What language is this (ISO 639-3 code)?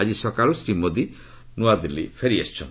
ori